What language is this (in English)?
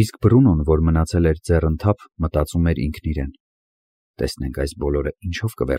Romanian